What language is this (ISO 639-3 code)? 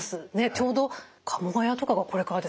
jpn